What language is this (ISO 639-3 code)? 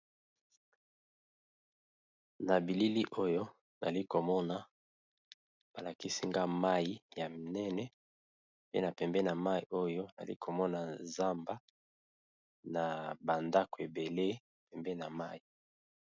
lin